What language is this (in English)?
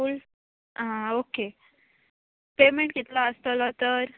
Konkani